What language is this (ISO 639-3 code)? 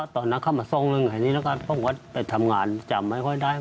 tha